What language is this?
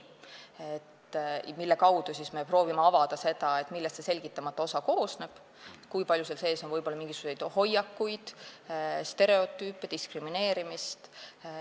Estonian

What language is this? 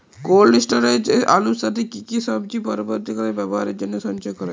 Bangla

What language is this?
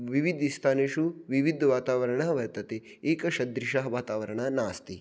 Sanskrit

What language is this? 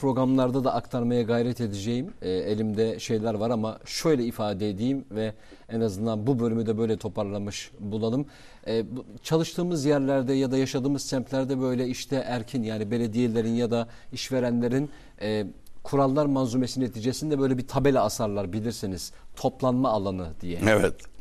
Turkish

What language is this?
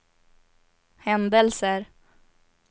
Swedish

